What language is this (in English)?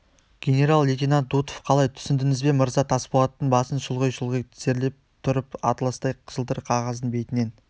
Kazakh